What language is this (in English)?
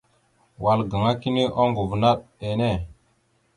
Mada (Cameroon)